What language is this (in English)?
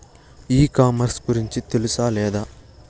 Telugu